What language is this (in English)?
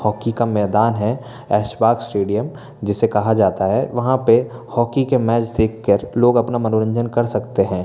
Hindi